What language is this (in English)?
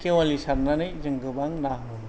Bodo